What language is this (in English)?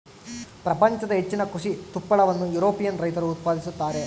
Kannada